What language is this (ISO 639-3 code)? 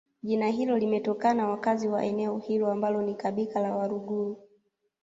swa